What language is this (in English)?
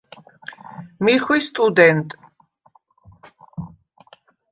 Svan